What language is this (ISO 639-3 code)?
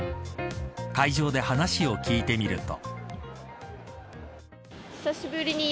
jpn